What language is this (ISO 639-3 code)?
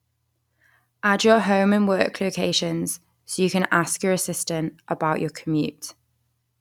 eng